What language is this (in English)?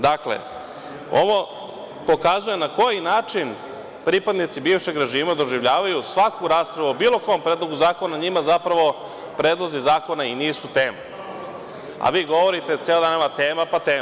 Serbian